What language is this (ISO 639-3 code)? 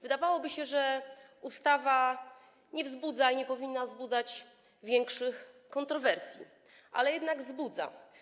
pol